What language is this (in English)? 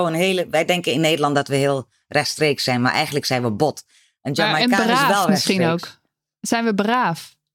Dutch